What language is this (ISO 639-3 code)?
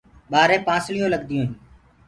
ggg